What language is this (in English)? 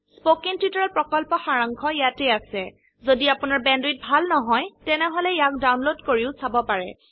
Assamese